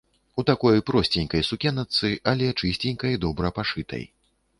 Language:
Belarusian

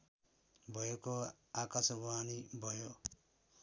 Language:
Nepali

